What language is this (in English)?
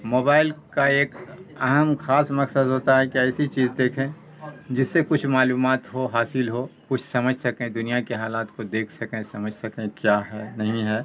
Urdu